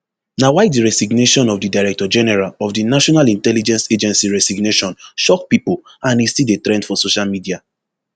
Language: Nigerian Pidgin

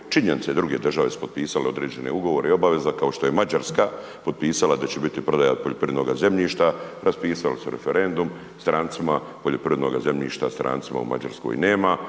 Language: Croatian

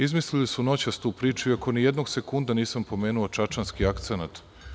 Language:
Serbian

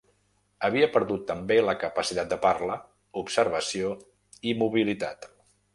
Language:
Catalan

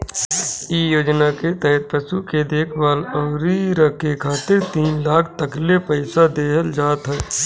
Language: Bhojpuri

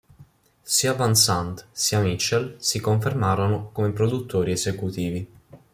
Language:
Italian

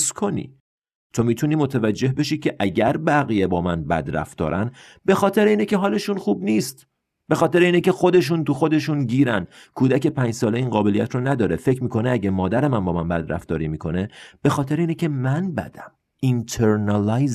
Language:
Persian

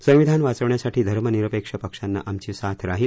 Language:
Marathi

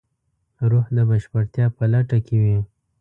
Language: Pashto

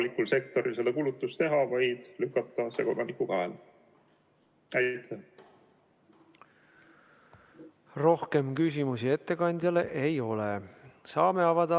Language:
Estonian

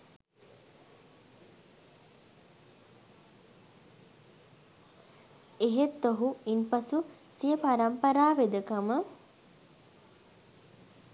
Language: Sinhala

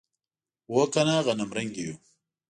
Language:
Pashto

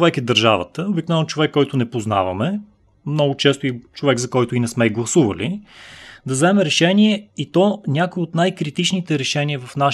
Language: Bulgarian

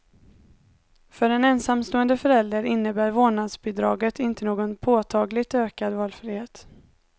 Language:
Swedish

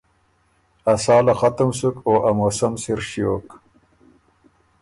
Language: Ormuri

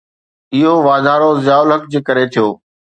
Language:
Sindhi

